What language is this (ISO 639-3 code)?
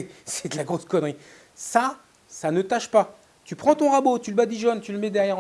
fra